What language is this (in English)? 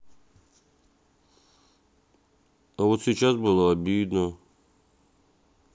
Russian